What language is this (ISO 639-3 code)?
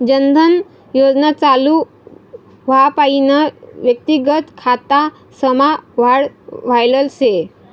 mar